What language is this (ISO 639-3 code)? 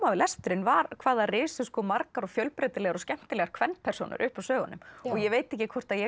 isl